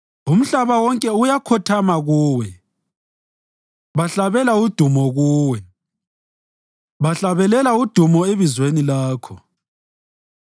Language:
North Ndebele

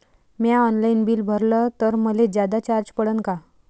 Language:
Marathi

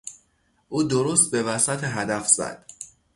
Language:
Persian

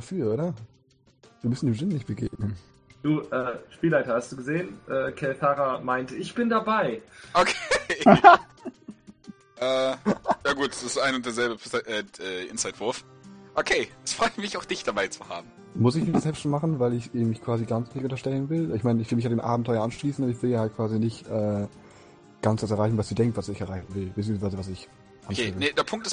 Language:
German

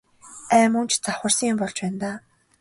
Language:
Mongolian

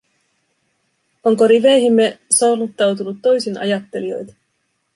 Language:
Finnish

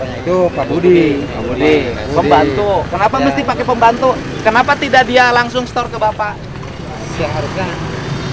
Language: Indonesian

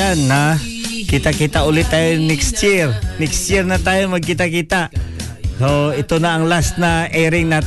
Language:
Filipino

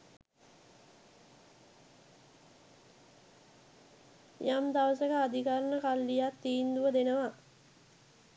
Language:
Sinhala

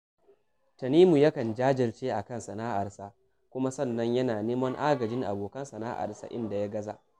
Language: Hausa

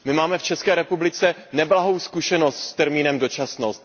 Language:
Czech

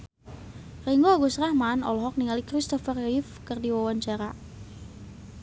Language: Sundanese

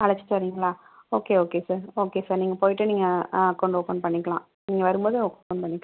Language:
Tamil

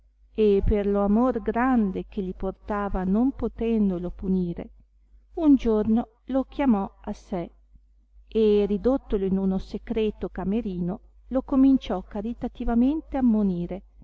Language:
Italian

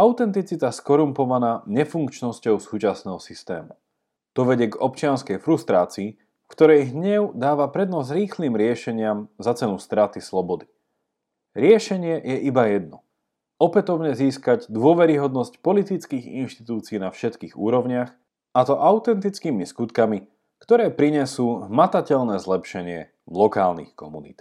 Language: Slovak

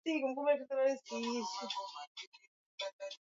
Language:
Swahili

